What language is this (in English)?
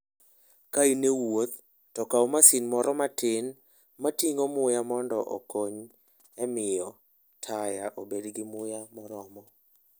Luo (Kenya and Tanzania)